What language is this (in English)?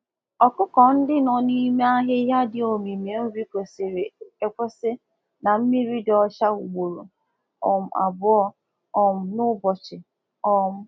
Igbo